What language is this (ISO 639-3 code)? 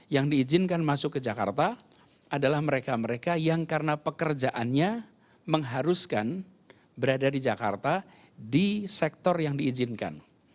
ind